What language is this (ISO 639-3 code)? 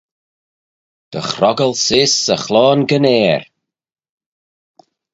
glv